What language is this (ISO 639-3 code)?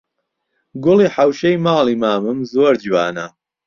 ckb